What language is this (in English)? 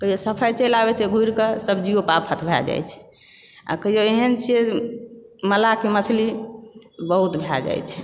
Maithili